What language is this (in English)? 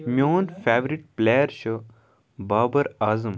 Kashmiri